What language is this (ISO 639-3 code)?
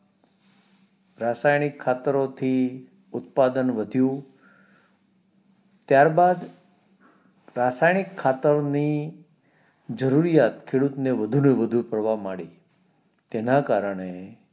guj